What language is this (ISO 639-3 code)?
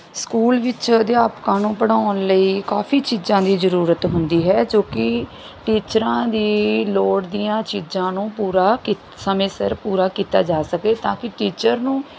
pan